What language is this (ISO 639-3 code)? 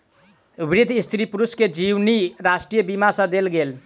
mai